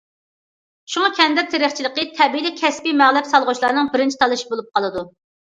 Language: Uyghur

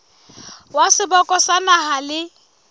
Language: Southern Sotho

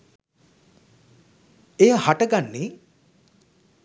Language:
Sinhala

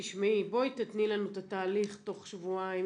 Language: Hebrew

